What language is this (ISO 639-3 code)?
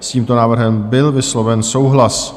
ces